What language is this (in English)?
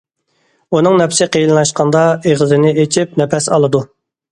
Uyghur